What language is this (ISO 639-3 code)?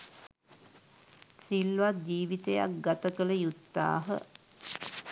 sin